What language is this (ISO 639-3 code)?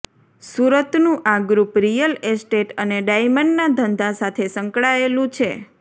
guj